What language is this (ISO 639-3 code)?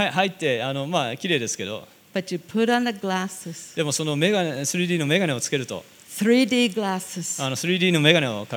jpn